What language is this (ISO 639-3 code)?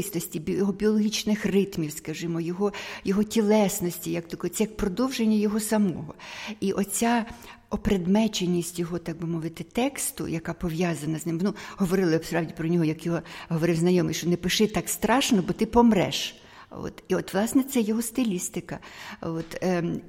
ukr